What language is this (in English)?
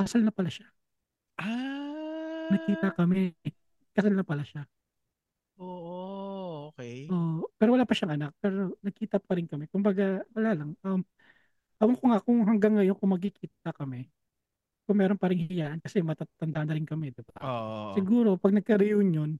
Filipino